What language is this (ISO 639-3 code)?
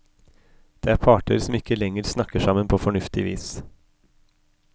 nor